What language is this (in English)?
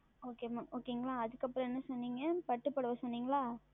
Tamil